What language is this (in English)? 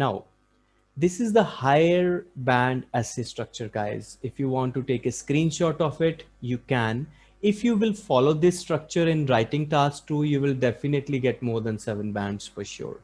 English